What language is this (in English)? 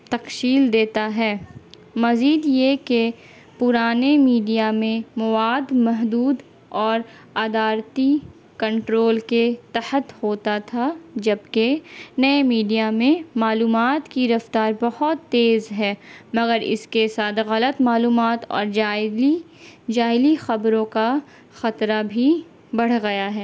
Urdu